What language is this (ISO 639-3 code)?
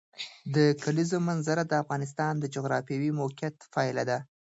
pus